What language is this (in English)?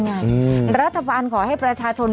Thai